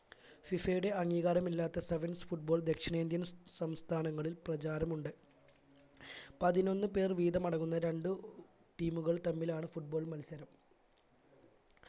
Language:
Malayalam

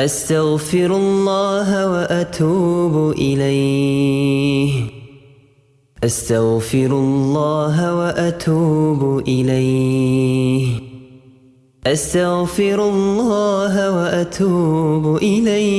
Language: Arabic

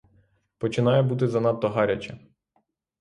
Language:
Ukrainian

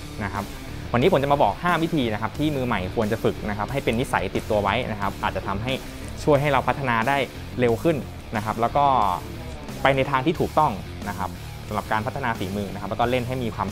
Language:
Thai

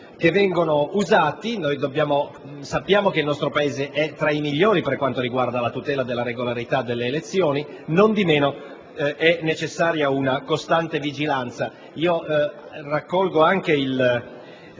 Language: Italian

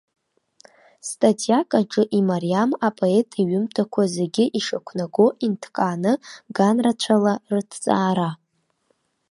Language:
Abkhazian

